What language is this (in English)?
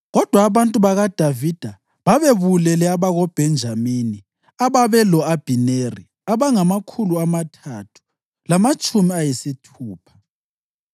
North Ndebele